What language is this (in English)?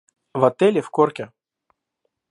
Russian